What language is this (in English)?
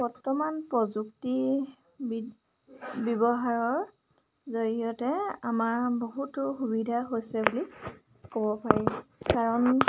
Assamese